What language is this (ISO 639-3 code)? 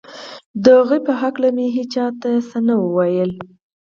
pus